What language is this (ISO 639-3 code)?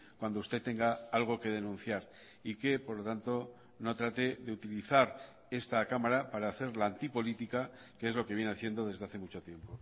spa